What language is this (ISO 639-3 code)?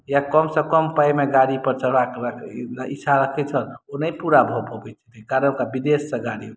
mai